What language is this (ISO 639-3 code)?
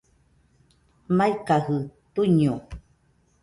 hux